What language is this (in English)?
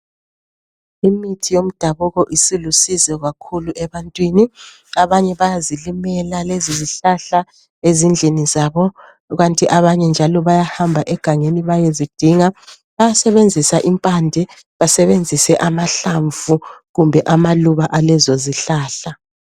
North Ndebele